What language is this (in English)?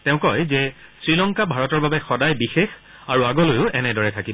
Assamese